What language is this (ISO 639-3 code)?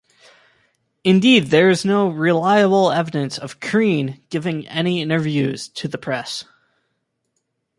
eng